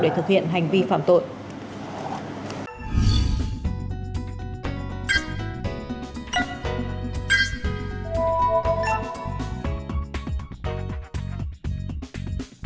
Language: Vietnamese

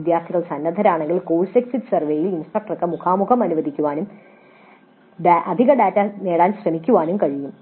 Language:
Malayalam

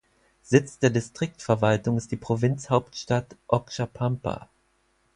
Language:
German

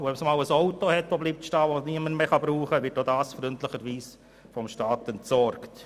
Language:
Swiss German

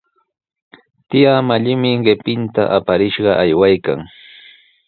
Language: Sihuas Ancash Quechua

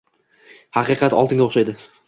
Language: Uzbek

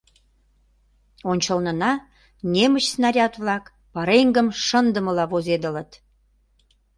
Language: Mari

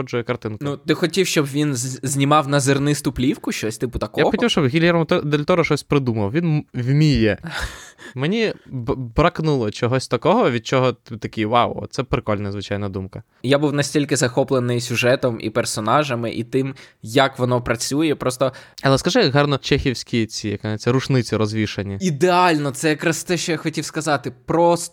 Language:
Ukrainian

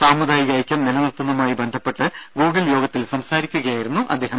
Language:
Malayalam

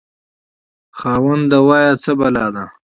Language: Pashto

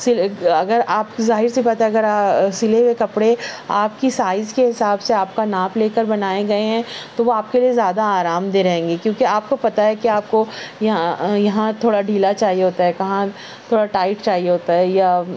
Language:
Urdu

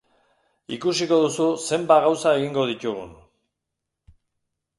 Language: Basque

